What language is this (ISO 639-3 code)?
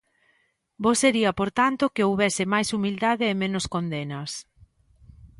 glg